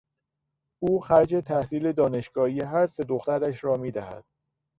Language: Persian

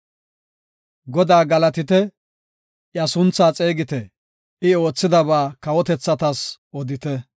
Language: Gofa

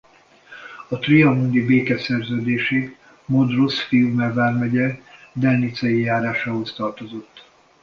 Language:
Hungarian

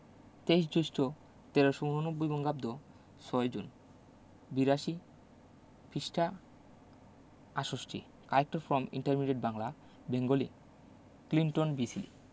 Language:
Bangla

